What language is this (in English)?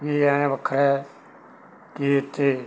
Punjabi